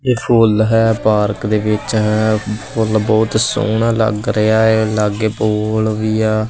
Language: Punjabi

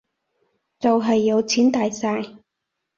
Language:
Cantonese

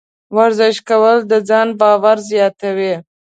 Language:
Pashto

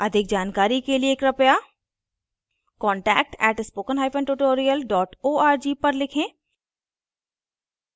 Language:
Hindi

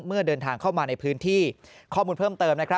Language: Thai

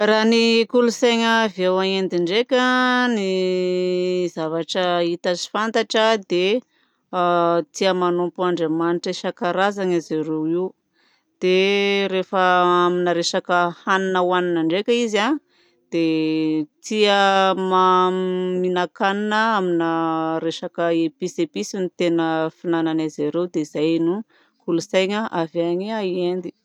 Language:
Southern Betsimisaraka Malagasy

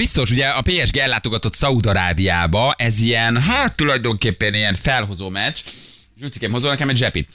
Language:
Hungarian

